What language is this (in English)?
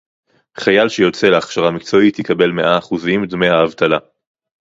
Hebrew